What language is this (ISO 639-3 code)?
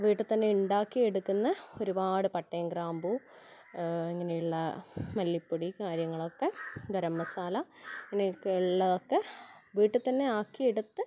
mal